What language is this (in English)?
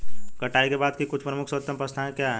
Hindi